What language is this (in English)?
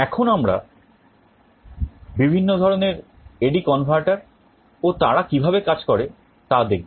Bangla